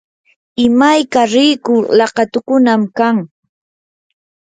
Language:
Yanahuanca Pasco Quechua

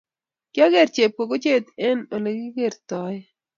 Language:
Kalenjin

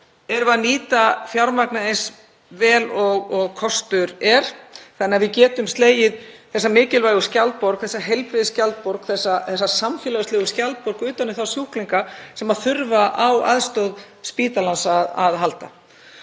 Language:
Icelandic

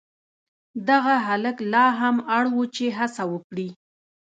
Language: Pashto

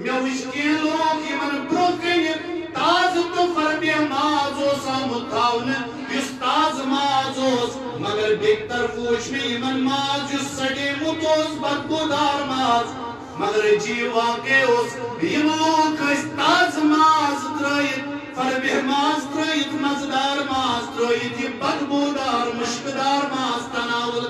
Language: Arabic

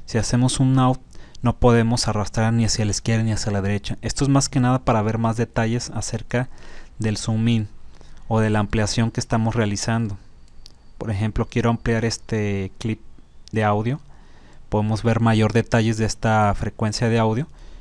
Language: Spanish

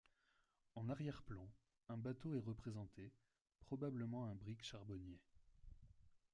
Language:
French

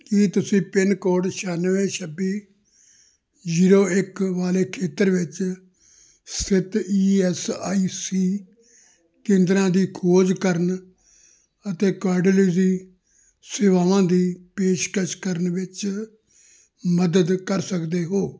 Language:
Punjabi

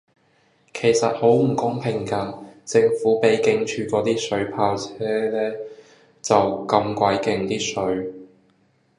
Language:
Cantonese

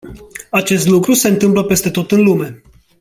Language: Romanian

